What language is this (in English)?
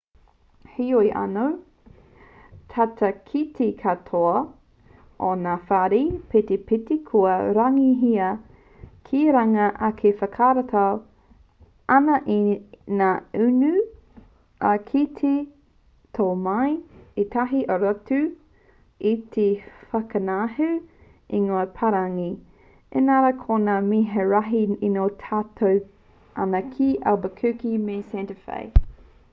Māori